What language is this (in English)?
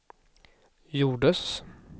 Swedish